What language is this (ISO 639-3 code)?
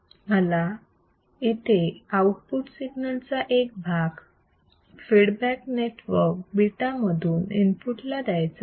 mar